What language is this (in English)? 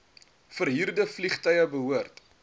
Afrikaans